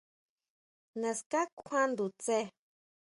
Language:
Huautla Mazatec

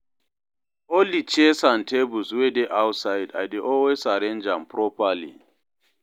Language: Nigerian Pidgin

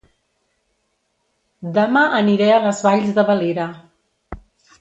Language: Catalan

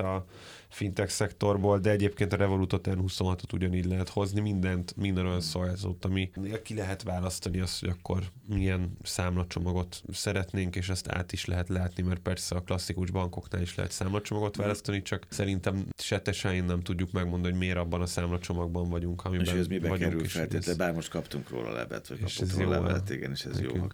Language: Hungarian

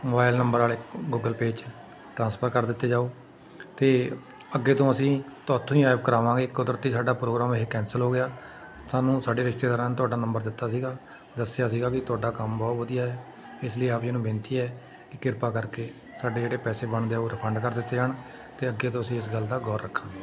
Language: Punjabi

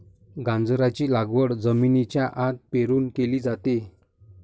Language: Marathi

